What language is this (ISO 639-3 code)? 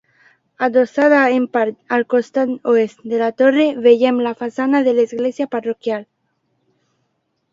cat